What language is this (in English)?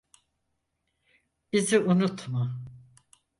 Turkish